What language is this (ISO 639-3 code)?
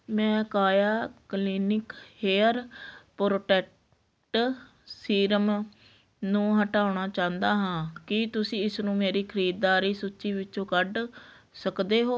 pan